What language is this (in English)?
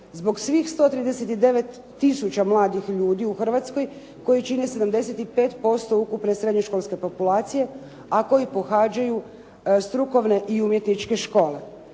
Croatian